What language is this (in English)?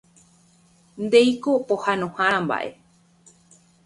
Guarani